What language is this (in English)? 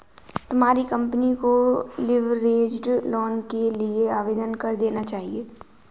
Hindi